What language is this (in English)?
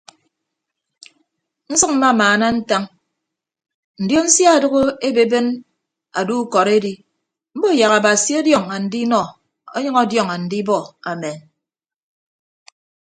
Ibibio